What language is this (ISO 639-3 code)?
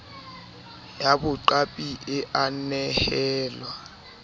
sot